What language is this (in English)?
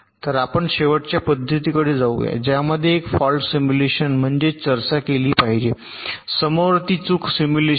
Marathi